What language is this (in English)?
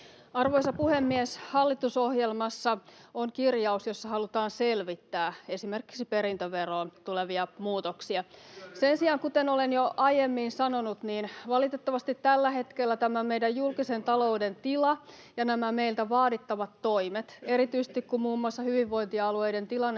Finnish